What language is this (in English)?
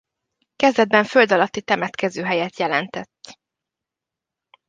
Hungarian